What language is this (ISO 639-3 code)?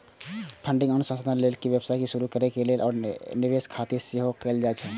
mai